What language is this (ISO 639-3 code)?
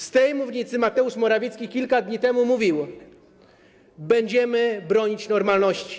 pol